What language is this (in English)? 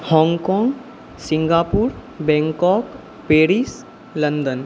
Maithili